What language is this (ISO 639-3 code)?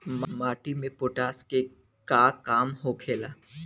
bho